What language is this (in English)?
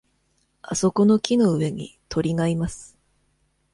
Japanese